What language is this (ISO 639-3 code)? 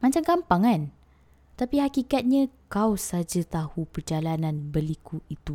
msa